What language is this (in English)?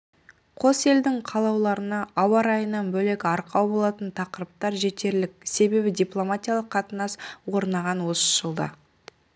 Kazakh